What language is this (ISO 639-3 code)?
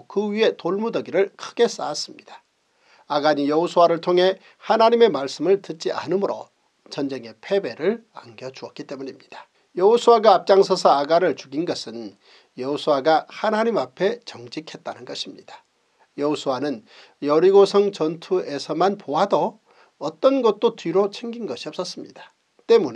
kor